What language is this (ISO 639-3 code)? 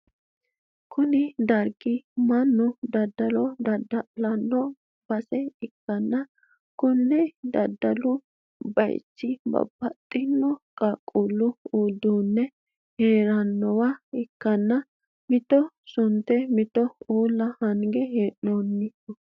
sid